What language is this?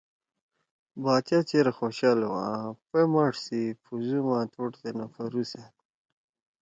Torwali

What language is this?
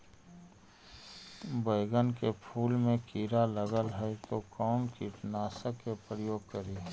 Magahi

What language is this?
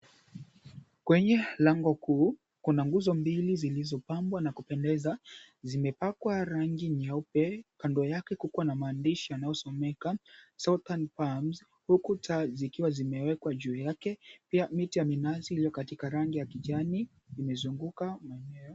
Swahili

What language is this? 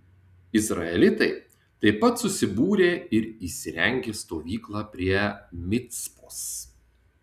Lithuanian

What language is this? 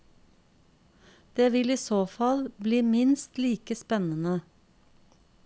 Norwegian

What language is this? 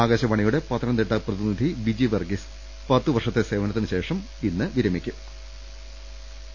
Malayalam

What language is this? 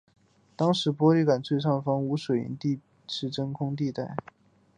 Chinese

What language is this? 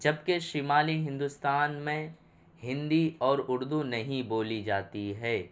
Urdu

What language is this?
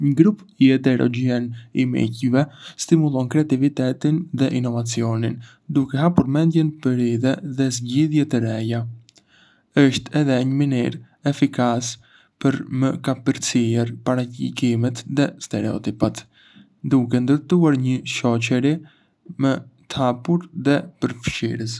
Arbëreshë Albanian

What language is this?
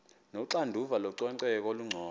Xhosa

